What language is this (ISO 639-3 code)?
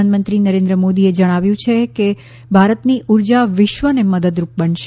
guj